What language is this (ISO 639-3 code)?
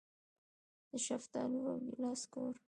pus